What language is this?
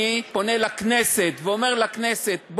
Hebrew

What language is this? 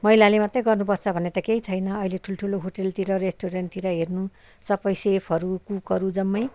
Nepali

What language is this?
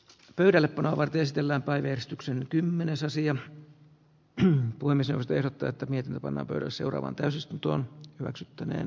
Finnish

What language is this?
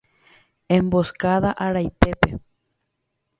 Guarani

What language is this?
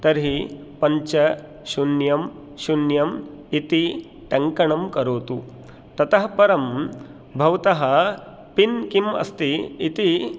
Sanskrit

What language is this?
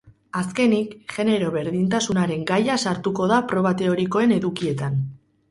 Basque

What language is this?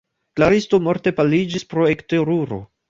Esperanto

